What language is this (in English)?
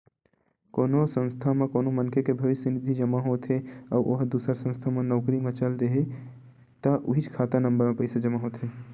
Chhattisgarhi